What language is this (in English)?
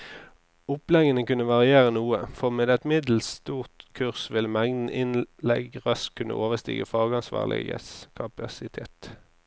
Norwegian